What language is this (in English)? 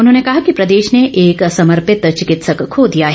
Hindi